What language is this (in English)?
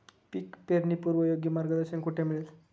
Marathi